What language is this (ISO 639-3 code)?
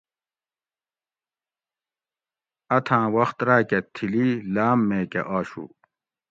gwc